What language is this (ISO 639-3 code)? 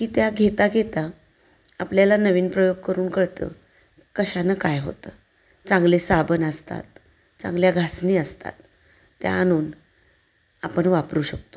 mar